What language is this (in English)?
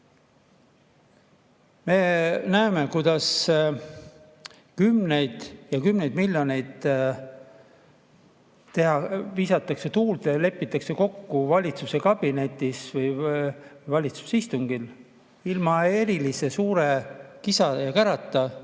Estonian